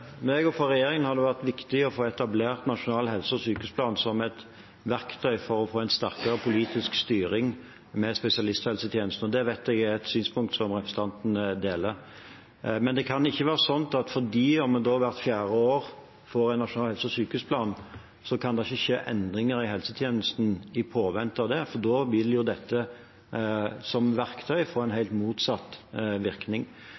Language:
Norwegian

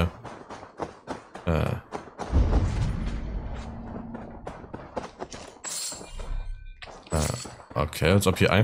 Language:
German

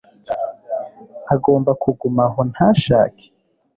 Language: Kinyarwanda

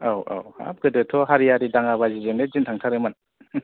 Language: Bodo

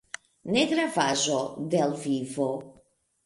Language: Esperanto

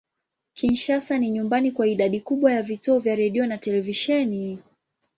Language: Swahili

